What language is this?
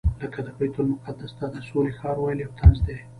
Pashto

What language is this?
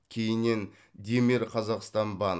Kazakh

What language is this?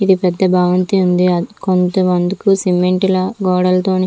Telugu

